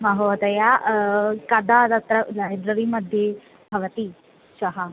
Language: Sanskrit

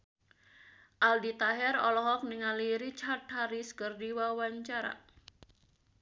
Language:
Sundanese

